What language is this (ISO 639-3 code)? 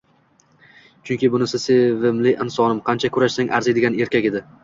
uzb